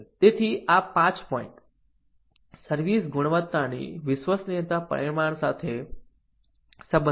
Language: Gujarati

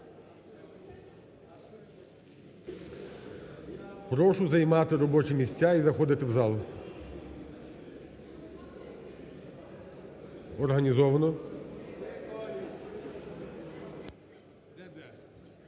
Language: Ukrainian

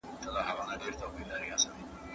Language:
Pashto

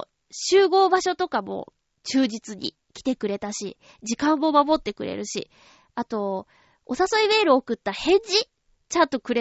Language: Japanese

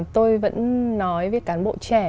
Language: Vietnamese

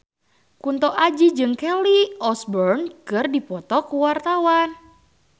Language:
Sundanese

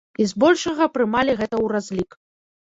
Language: Belarusian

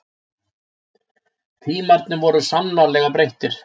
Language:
Icelandic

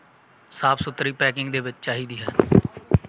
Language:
Punjabi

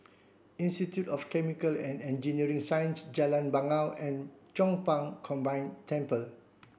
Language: English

